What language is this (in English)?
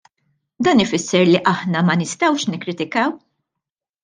Maltese